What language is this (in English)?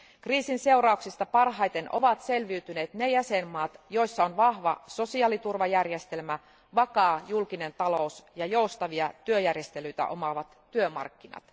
Finnish